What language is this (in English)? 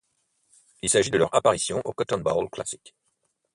French